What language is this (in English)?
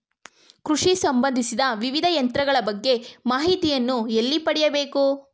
Kannada